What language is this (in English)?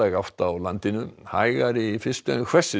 Icelandic